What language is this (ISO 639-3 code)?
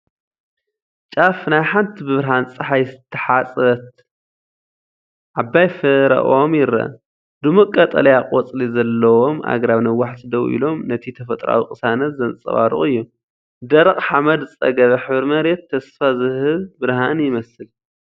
tir